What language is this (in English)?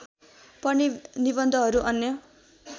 Nepali